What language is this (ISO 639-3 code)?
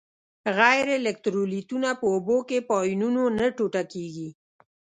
pus